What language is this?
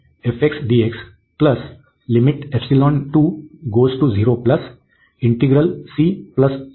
Marathi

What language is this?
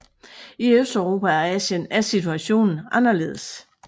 Danish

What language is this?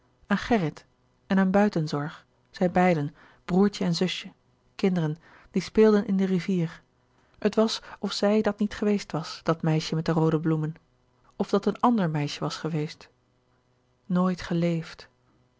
Dutch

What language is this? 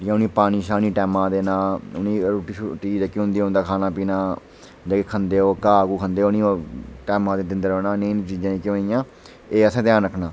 Dogri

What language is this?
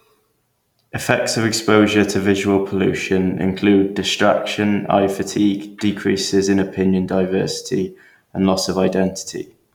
English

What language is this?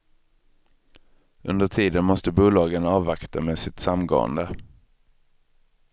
Swedish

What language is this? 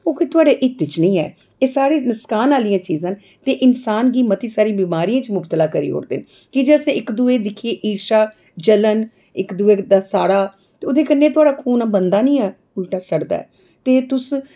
Dogri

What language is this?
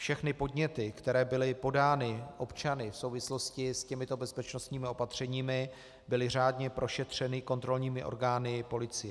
Czech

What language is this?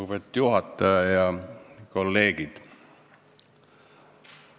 Estonian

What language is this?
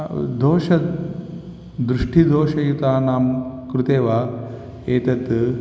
Sanskrit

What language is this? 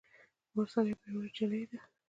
Pashto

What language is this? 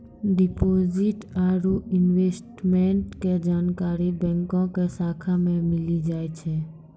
Maithili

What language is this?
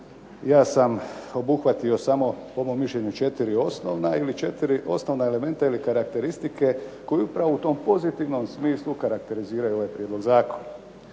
Croatian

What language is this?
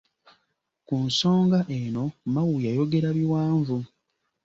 Ganda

